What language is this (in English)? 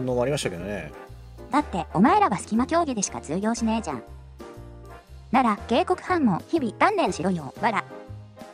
Japanese